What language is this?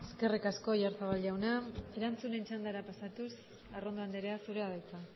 Basque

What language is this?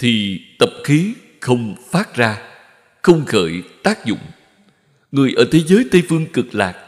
Vietnamese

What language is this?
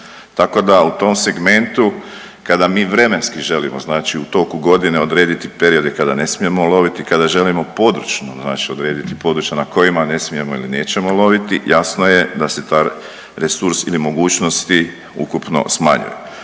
Croatian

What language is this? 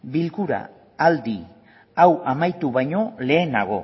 Basque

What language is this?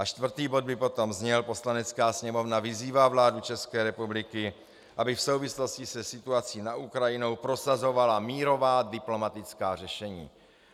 Czech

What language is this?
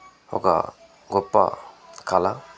Telugu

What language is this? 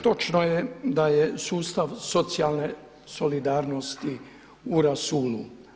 Croatian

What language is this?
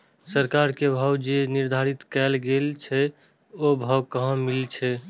Maithili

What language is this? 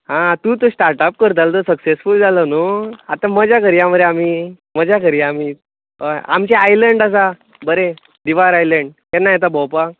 Konkani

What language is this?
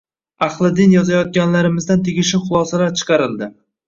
Uzbek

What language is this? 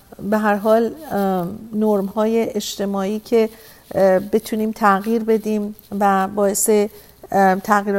Persian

